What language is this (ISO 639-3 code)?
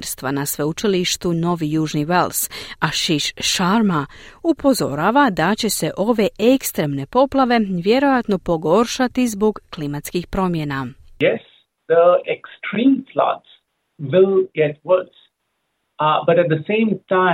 hrv